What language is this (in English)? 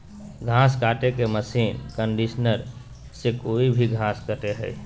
Magahi